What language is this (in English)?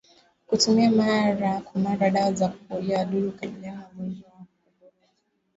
Swahili